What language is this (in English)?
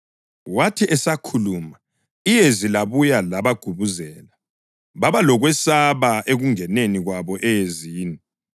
North Ndebele